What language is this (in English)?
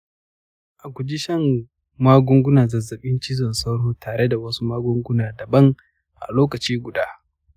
Hausa